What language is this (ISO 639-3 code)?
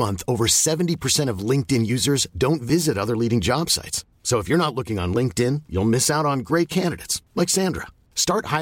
fil